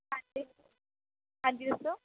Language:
Punjabi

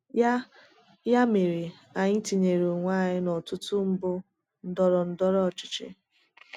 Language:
Igbo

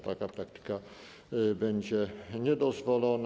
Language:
Polish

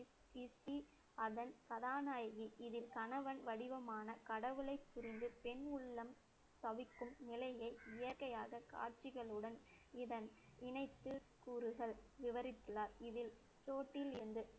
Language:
Tamil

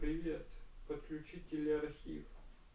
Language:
Russian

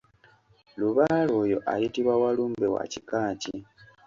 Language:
Ganda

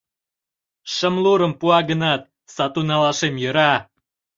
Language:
Mari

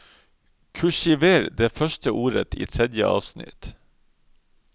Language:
Norwegian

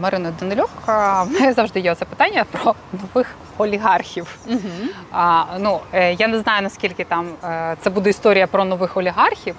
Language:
Ukrainian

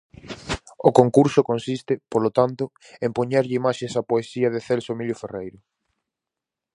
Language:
Galician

